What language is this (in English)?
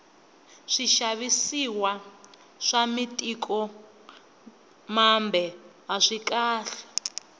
Tsonga